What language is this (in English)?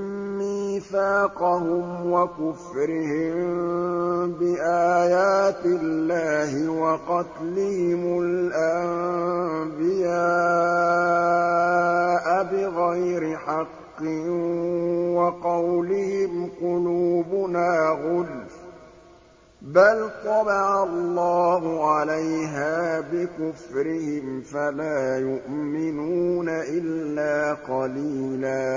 Arabic